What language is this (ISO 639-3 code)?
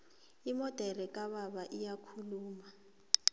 nbl